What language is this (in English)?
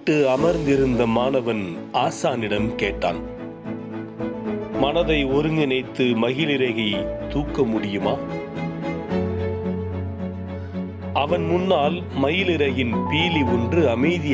Tamil